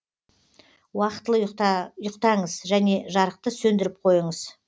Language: Kazakh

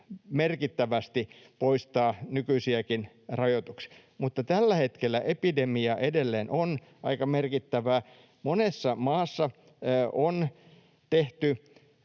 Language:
Finnish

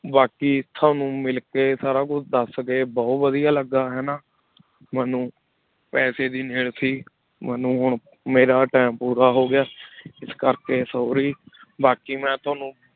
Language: Punjabi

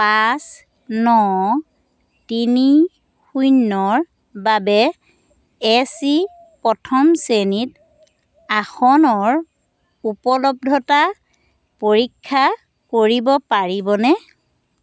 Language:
Assamese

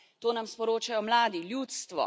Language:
Slovenian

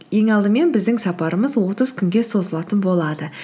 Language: Kazakh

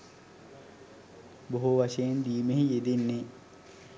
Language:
Sinhala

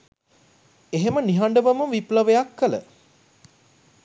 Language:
Sinhala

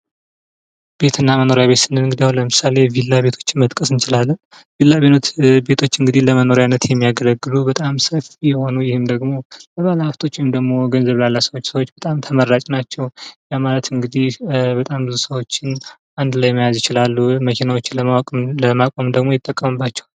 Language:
Amharic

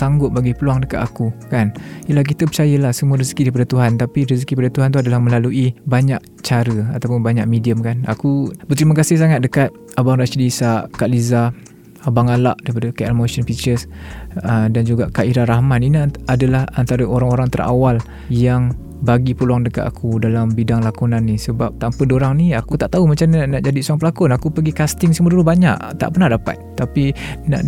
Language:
Malay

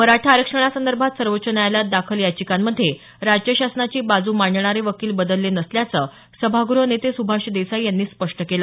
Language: Marathi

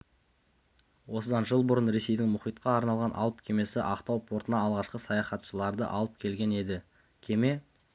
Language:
Kazakh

